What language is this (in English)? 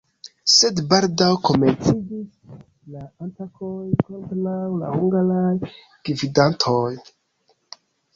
Esperanto